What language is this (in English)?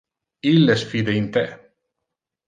Interlingua